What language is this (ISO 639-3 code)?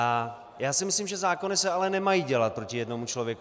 ces